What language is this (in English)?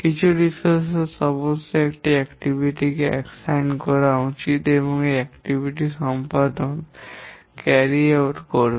Bangla